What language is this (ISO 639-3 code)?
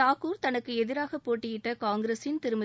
tam